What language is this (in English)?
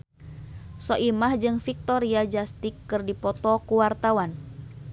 Sundanese